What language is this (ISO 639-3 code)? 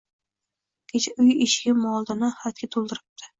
uzb